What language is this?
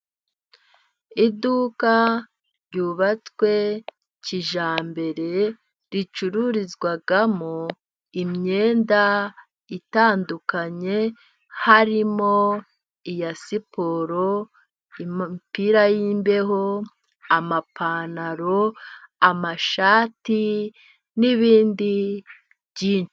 Kinyarwanda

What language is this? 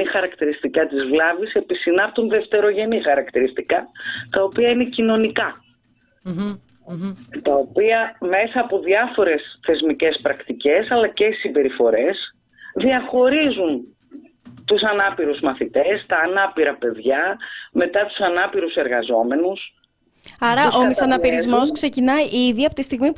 Greek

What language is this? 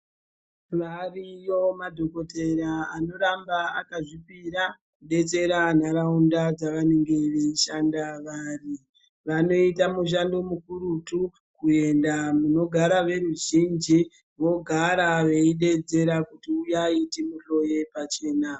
Ndau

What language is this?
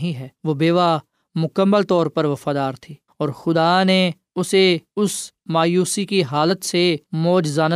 Urdu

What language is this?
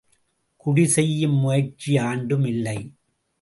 Tamil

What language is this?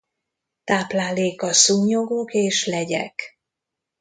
Hungarian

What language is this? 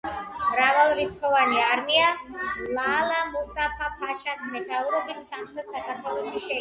Georgian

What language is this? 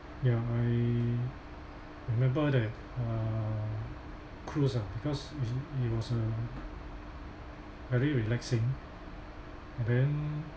English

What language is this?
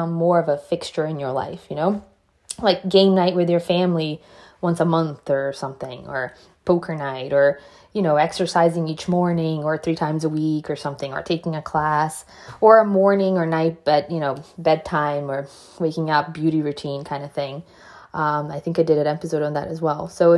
English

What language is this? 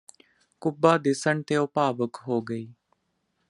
Punjabi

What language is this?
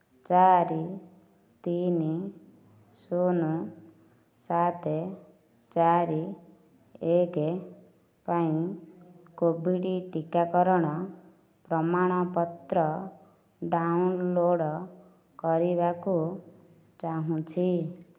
Odia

